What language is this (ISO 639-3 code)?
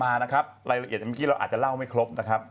tha